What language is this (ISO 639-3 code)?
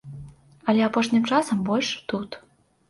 bel